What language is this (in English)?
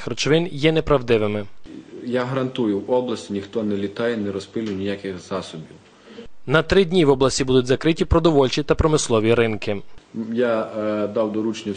Ukrainian